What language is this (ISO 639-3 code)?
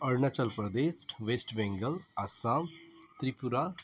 nep